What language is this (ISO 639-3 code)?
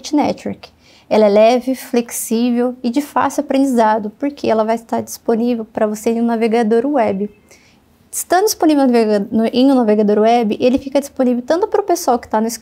por